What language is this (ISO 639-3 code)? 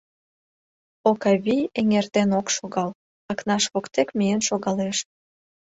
chm